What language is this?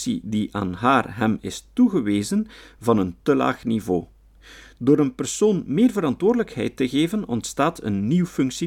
Dutch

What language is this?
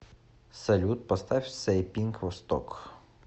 Russian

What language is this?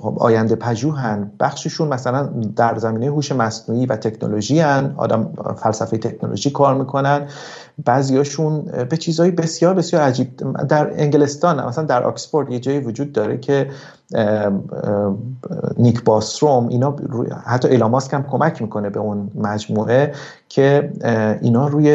Persian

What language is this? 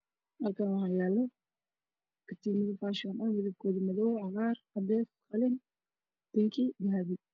Somali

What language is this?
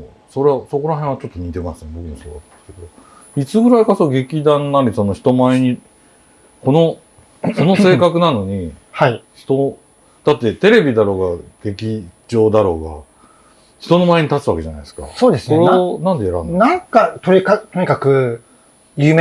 Japanese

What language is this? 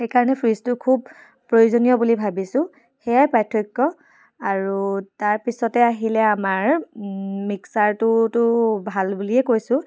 Assamese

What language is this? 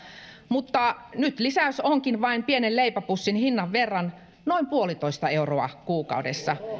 Finnish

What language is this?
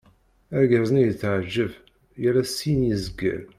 Kabyle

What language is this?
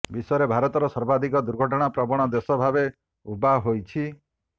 Odia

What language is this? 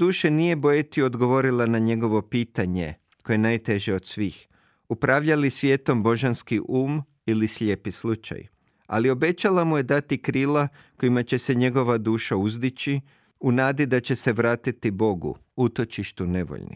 Croatian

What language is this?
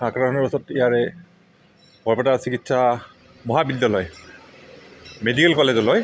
Assamese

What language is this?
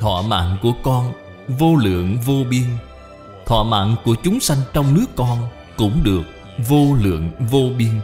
Vietnamese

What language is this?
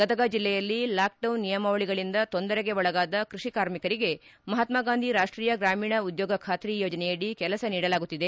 Kannada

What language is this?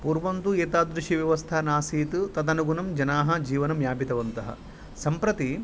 Sanskrit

